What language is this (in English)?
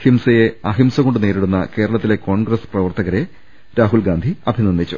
Malayalam